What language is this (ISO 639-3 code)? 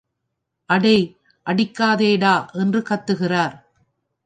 tam